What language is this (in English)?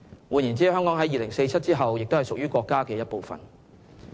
Cantonese